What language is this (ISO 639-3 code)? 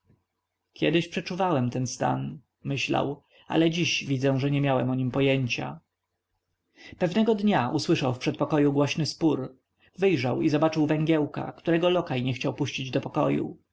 pol